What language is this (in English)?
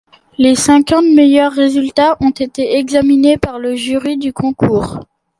French